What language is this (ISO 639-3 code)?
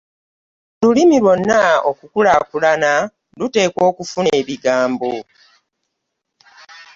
lug